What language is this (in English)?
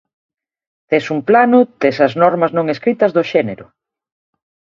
Galician